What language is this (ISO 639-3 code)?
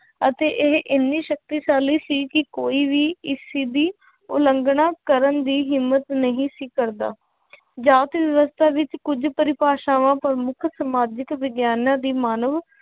pan